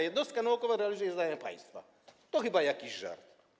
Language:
Polish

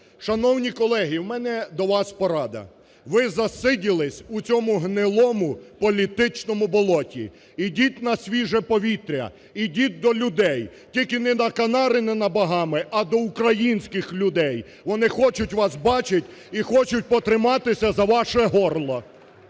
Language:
Ukrainian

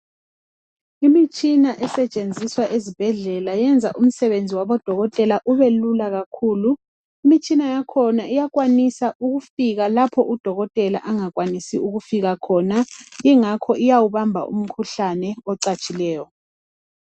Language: North Ndebele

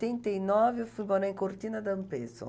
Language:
Portuguese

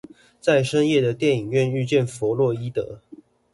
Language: Chinese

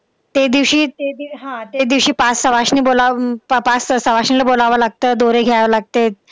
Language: Marathi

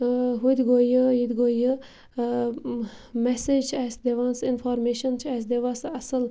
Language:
Kashmiri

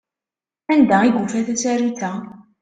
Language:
Kabyle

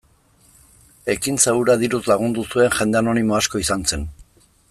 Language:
Basque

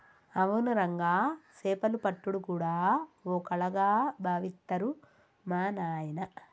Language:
Telugu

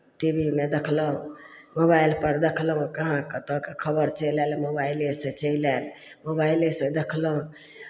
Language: Maithili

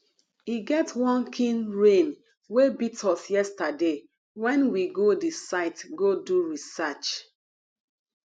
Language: Nigerian Pidgin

